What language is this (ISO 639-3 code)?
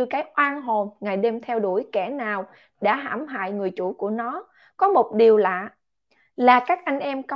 vie